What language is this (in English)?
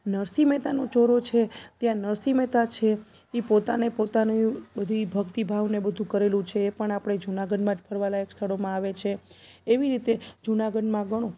Gujarati